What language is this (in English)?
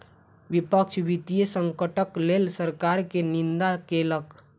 Maithili